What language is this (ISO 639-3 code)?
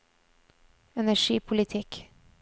nor